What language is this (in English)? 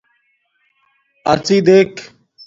Domaaki